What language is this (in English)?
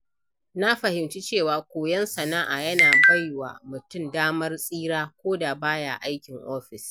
Hausa